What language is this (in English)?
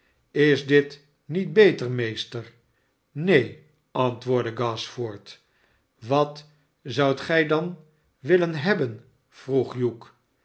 Dutch